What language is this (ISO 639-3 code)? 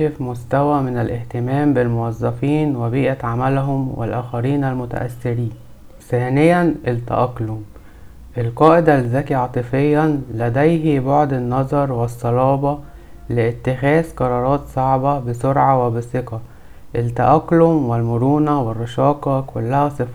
ara